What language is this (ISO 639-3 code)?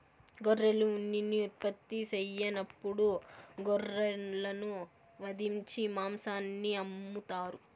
tel